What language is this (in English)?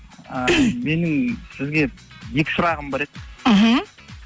Kazakh